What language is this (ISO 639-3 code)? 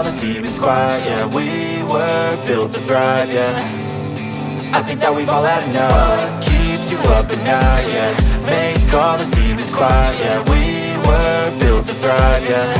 eng